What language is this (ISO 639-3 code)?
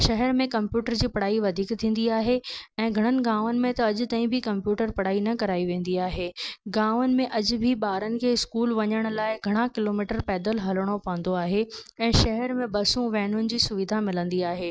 snd